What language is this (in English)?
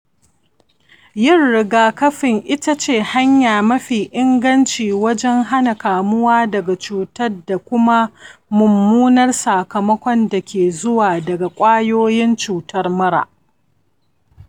Hausa